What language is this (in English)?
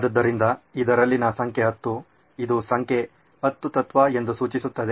Kannada